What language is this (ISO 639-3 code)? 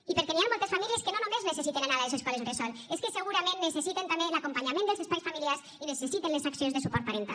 cat